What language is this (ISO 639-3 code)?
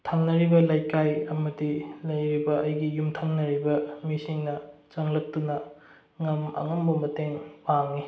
mni